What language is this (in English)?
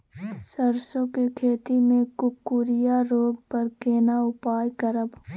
Maithili